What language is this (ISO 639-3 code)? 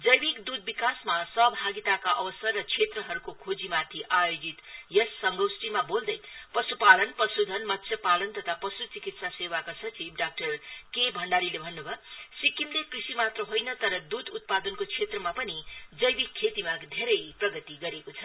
nep